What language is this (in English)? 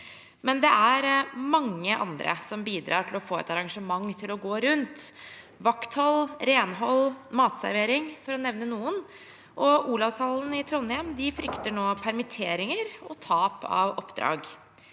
Norwegian